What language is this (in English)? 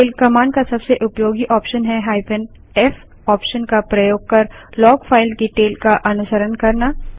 Hindi